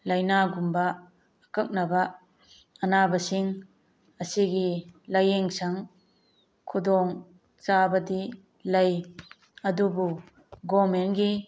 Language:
Manipuri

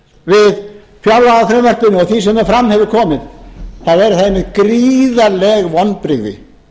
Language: Icelandic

